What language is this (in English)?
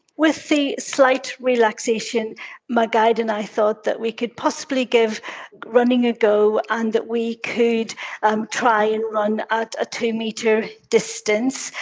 English